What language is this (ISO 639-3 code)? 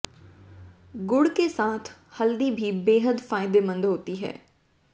hin